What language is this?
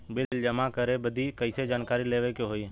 Bhojpuri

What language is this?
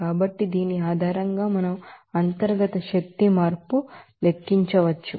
Telugu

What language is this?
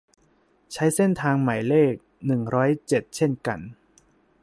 Thai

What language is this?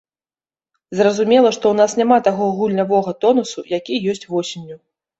Belarusian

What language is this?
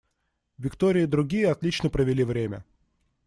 Russian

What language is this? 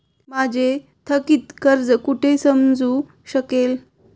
Marathi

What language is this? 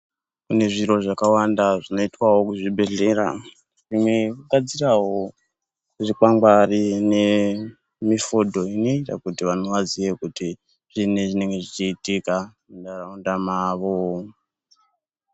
Ndau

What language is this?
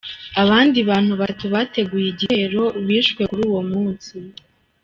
Kinyarwanda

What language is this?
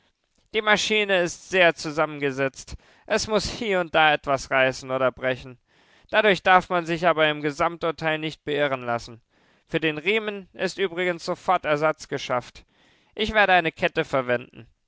German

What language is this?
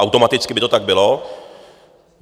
Czech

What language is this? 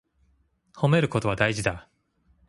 Japanese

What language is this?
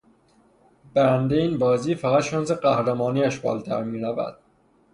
Persian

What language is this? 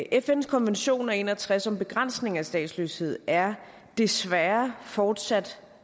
Danish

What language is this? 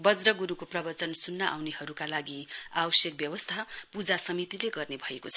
Nepali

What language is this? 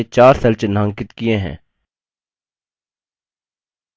Hindi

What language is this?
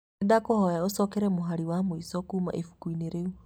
Kikuyu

